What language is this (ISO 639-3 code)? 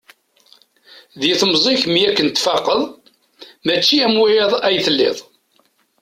kab